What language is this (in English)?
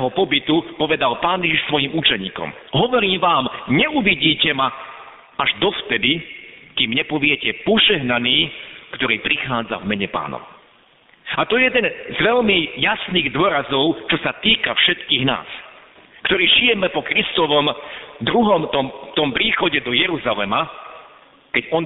Slovak